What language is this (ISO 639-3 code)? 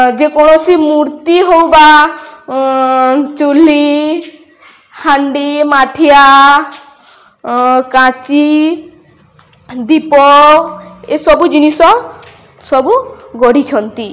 ori